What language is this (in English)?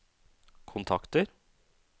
Norwegian